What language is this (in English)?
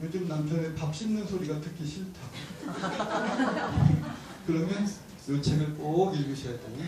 Korean